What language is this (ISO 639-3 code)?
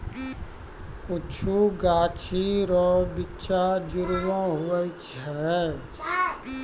mai